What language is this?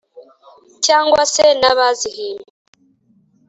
Kinyarwanda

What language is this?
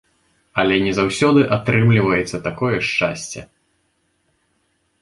Belarusian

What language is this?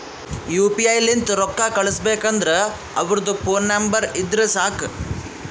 Kannada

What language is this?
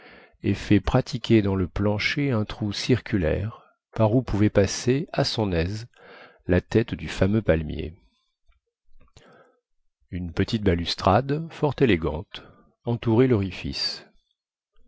French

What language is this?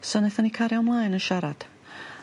Welsh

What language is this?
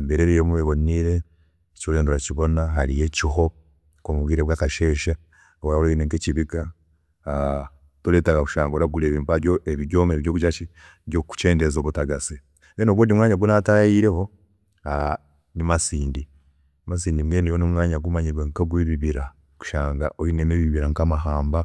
Chiga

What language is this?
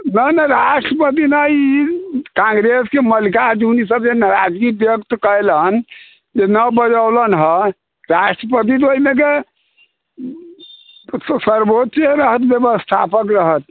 Maithili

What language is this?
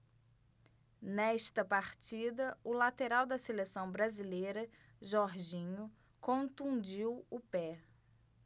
Portuguese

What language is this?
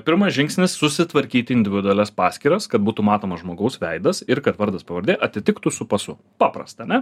Lithuanian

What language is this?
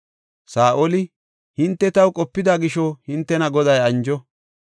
Gofa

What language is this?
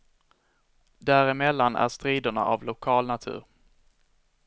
Swedish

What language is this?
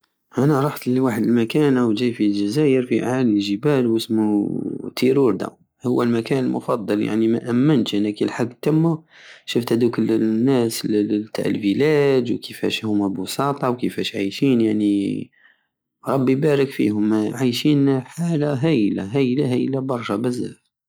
Algerian Saharan Arabic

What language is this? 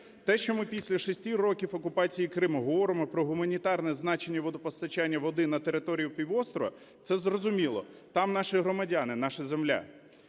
Ukrainian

